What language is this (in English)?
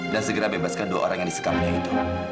Indonesian